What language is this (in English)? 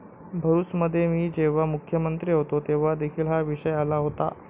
Marathi